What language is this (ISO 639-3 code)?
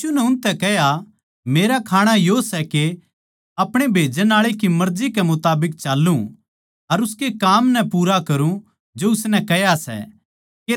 bgc